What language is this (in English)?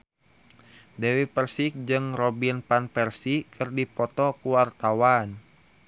Sundanese